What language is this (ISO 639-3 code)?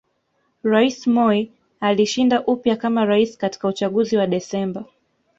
swa